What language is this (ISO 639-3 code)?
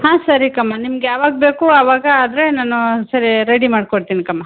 kan